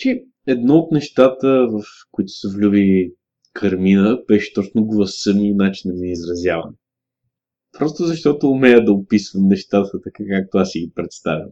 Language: Bulgarian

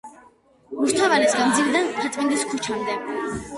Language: Georgian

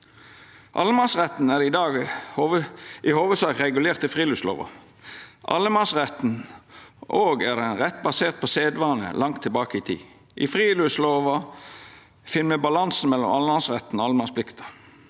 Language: Norwegian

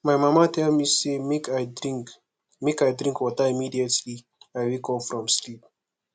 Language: Nigerian Pidgin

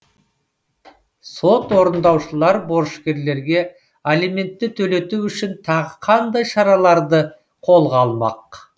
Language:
Kazakh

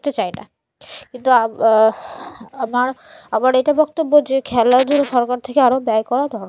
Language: Bangla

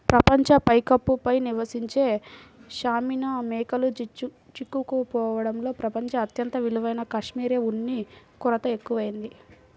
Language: Telugu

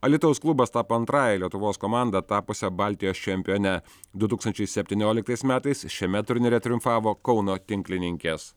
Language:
Lithuanian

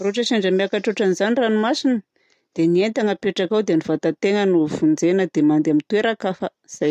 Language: Southern Betsimisaraka Malagasy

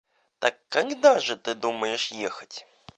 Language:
Russian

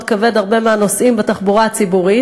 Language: Hebrew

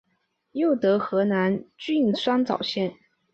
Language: Chinese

